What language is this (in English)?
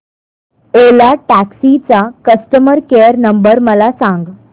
Marathi